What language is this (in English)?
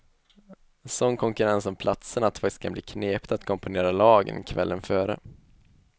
Swedish